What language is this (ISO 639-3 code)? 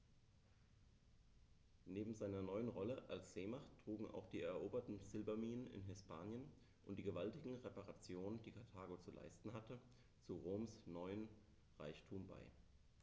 deu